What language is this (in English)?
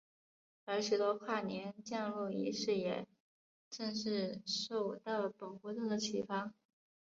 Chinese